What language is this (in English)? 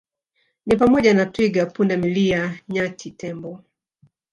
Swahili